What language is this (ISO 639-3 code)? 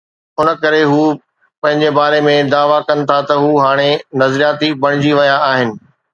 snd